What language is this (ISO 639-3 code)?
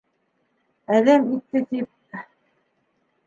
bak